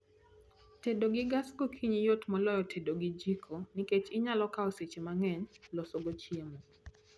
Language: Luo (Kenya and Tanzania)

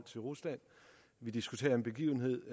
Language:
Danish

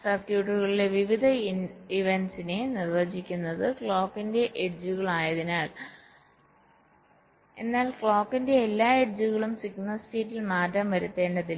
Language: Malayalam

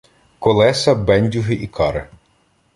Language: Ukrainian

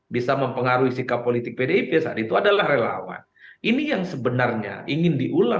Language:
Indonesian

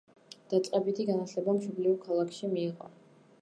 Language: Georgian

